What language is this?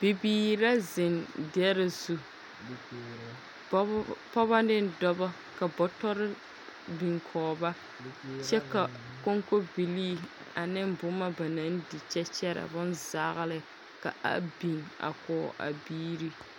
Southern Dagaare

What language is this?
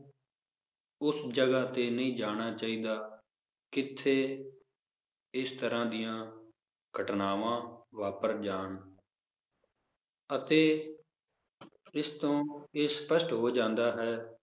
Punjabi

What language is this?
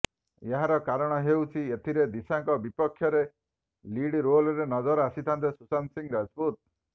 Odia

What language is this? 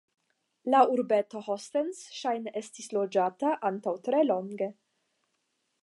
Esperanto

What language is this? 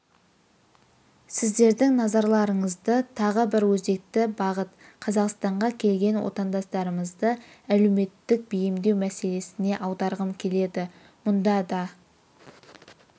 Kazakh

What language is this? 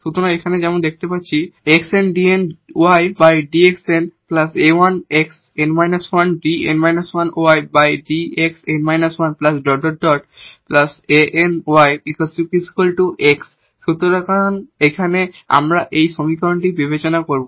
Bangla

